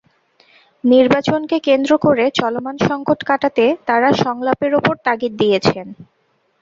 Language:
Bangla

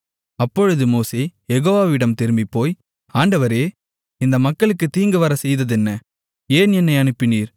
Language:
Tamil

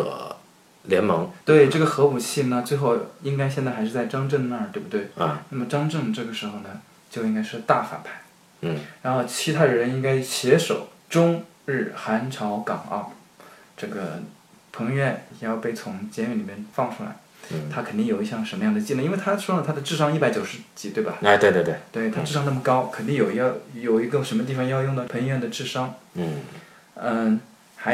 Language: Chinese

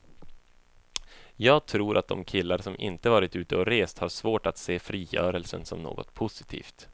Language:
Swedish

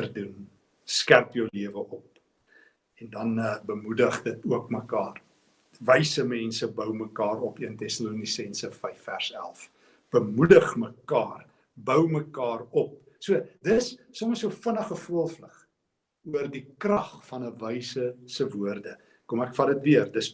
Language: Dutch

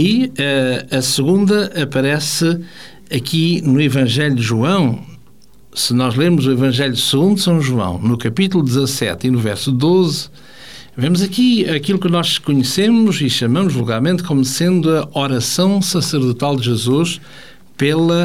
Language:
Portuguese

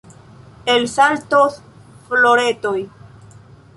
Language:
Esperanto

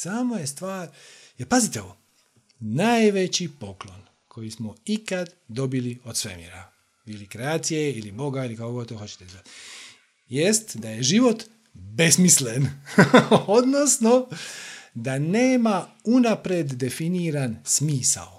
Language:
Croatian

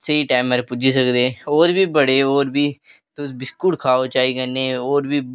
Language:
Dogri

